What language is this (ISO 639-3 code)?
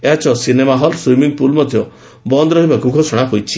ori